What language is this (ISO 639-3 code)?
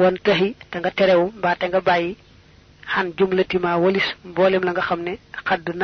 fra